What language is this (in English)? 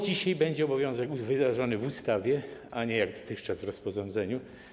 Polish